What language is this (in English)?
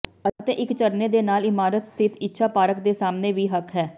Punjabi